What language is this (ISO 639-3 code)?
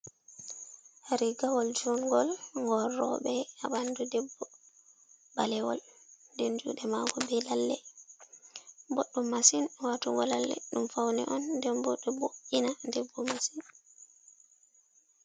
ful